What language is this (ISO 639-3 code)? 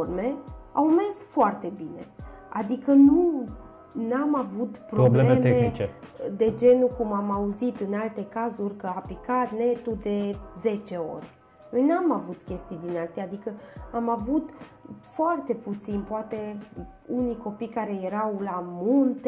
ron